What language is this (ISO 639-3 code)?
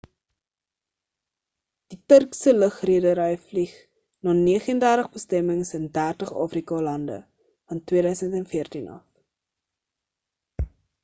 afr